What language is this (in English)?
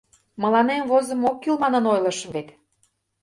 Mari